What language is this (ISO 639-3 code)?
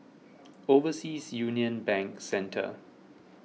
eng